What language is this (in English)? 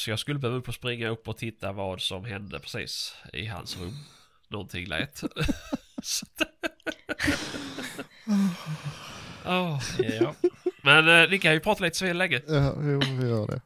Swedish